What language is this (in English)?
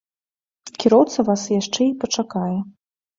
Belarusian